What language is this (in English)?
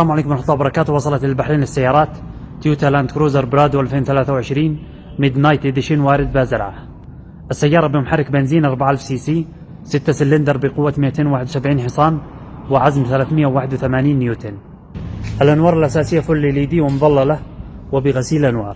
Arabic